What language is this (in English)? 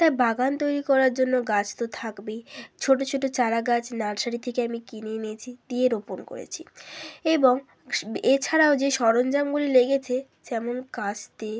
Bangla